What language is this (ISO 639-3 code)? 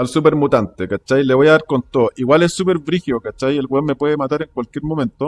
spa